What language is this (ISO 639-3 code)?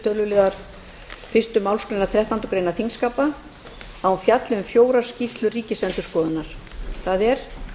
isl